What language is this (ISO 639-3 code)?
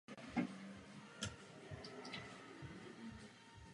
ces